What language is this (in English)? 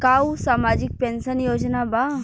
Bhojpuri